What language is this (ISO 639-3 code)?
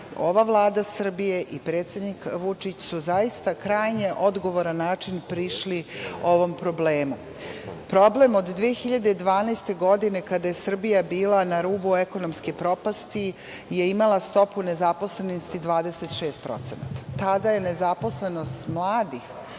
srp